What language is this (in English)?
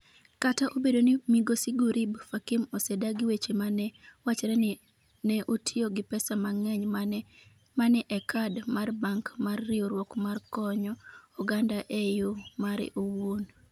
Luo (Kenya and Tanzania)